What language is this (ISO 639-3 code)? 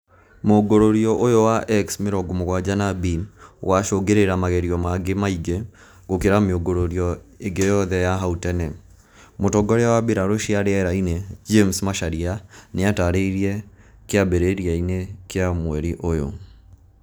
kik